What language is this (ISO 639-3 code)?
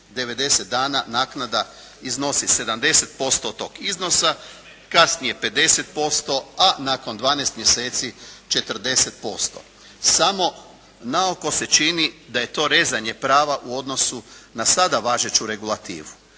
hrv